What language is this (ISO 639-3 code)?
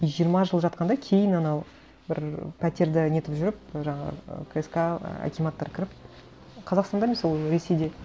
kaz